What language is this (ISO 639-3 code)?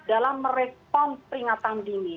ind